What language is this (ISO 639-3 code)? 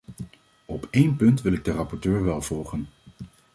nld